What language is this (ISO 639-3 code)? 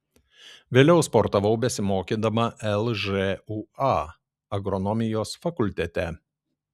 lit